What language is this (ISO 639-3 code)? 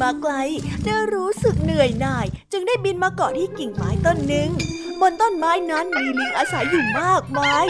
tha